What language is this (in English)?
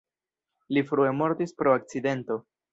Esperanto